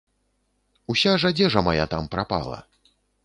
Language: Belarusian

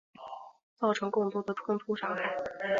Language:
Chinese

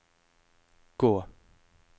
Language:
Norwegian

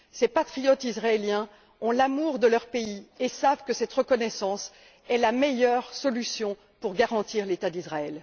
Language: French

